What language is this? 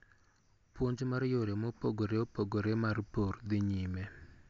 Luo (Kenya and Tanzania)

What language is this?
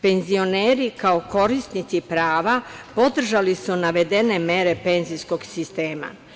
Serbian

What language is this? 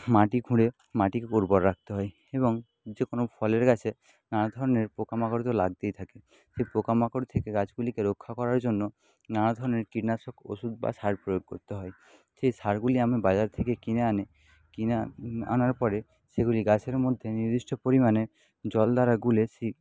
Bangla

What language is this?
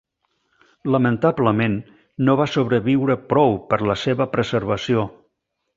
Catalan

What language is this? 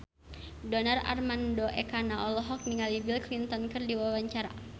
Sundanese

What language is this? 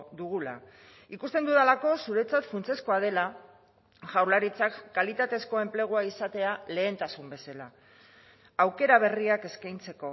Basque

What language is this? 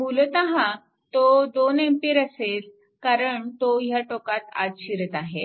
Marathi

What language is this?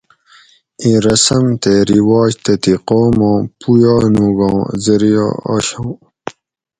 Gawri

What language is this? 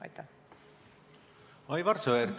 Estonian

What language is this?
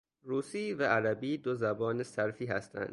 Persian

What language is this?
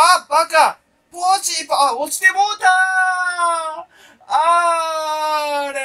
Japanese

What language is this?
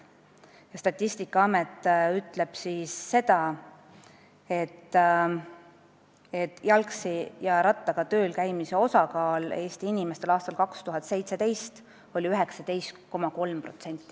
Estonian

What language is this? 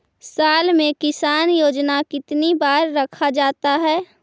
Magahi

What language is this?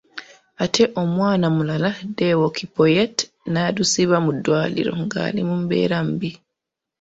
Ganda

